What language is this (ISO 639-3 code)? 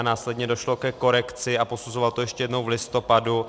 ces